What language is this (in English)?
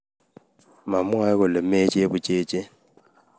Kalenjin